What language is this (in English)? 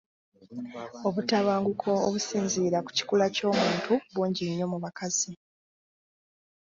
Ganda